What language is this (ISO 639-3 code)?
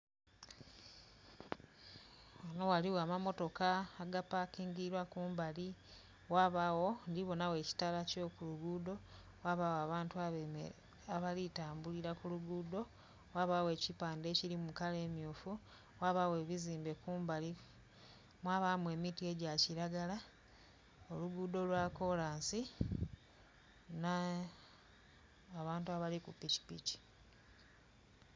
xog